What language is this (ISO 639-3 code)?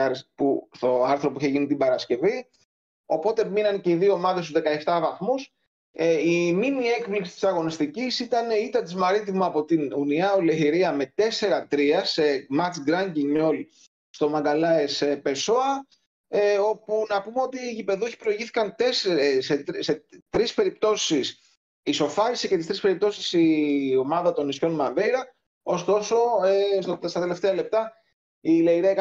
ell